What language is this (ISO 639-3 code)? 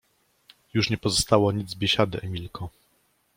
pol